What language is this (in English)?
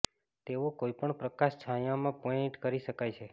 Gujarati